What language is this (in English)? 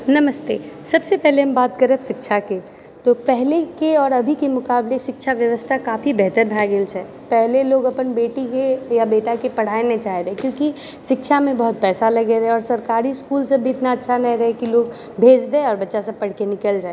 Maithili